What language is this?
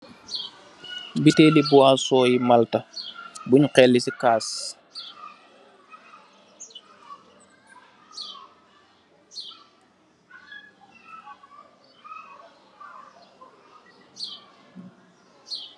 Wolof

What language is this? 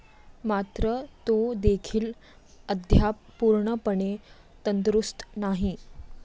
Marathi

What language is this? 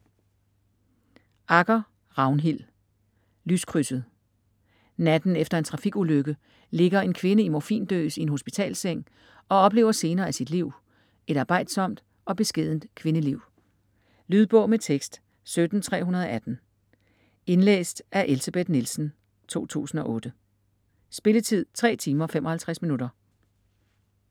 Danish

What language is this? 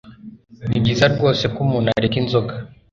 Kinyarwanda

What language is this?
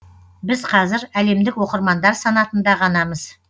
Kazakh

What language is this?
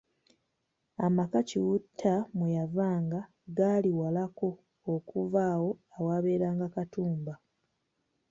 Ganda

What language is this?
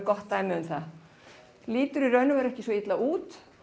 Icelandic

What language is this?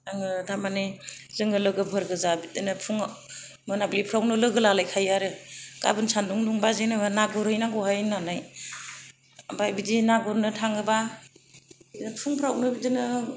Bodo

